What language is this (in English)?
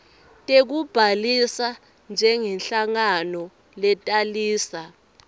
Swati